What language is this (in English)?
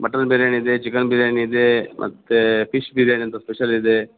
Kannada